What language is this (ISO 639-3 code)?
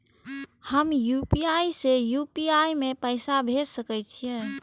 mai